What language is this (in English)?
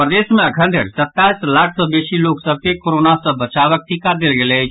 Maithili